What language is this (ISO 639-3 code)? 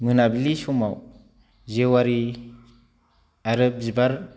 brx